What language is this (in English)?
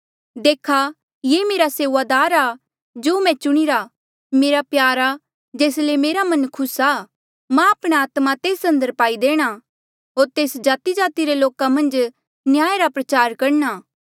Mandeali